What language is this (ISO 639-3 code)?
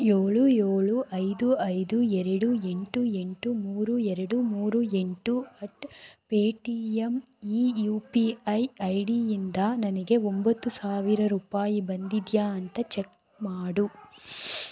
kan